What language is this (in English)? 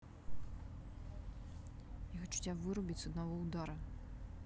Russian